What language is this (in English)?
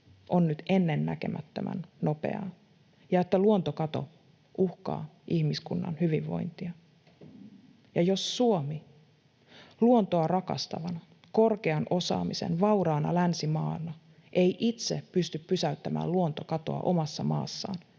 Finnish